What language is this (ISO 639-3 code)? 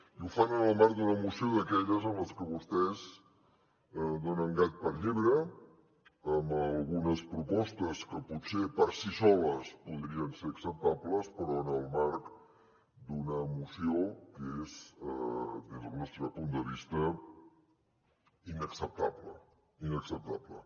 cat